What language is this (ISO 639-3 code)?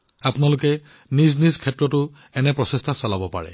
asm